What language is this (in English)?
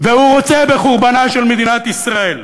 Hebrew